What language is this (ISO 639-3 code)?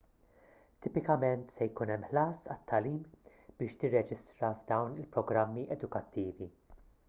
mlt